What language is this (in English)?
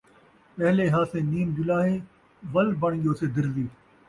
Saraiki